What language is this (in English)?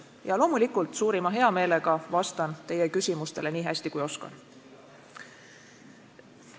Estonian